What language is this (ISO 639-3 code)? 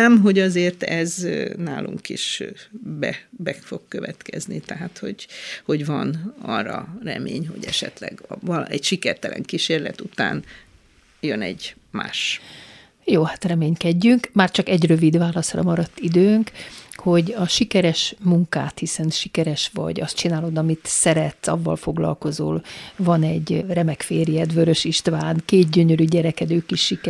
hun